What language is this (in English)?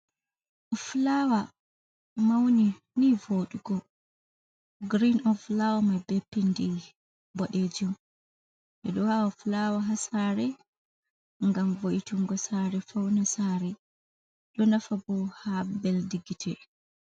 Fula